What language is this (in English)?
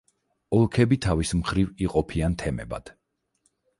Georgian